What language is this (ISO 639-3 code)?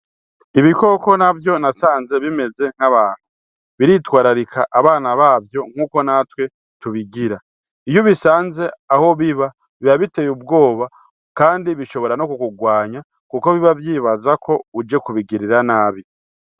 run